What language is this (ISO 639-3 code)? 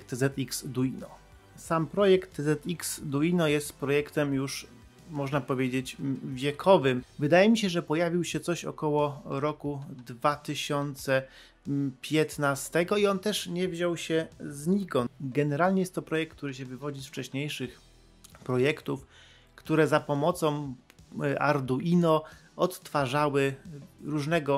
pol